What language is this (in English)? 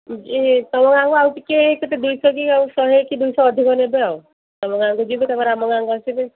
Odia